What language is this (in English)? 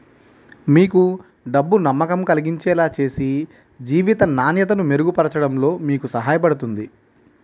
Telugu